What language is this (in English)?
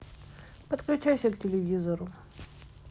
Russian